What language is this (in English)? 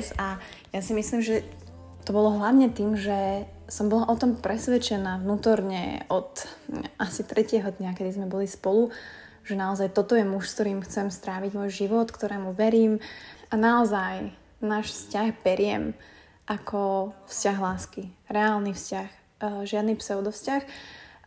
Slovak